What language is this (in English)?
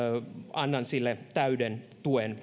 Finnish